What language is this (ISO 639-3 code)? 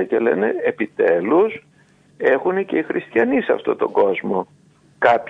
ell